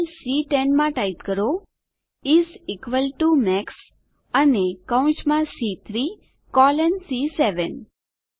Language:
Gujarati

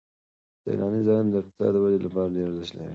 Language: Pashto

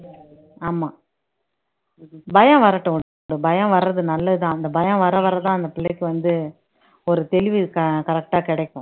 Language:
Tamil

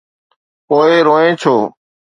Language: Sindhi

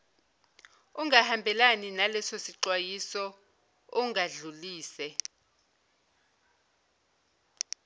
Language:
Zulu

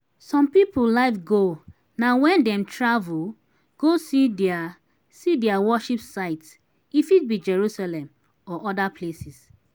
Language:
Nigerian Pidgin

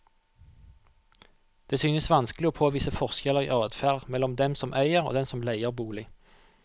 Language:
Norwegian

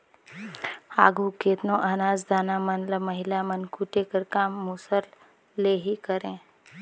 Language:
Chhattisgarhi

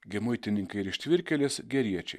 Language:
Lithuanian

